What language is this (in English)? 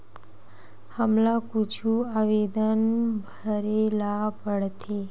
Chhattisgarhi